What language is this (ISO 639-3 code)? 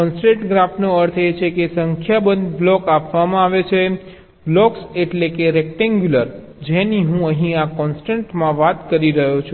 guj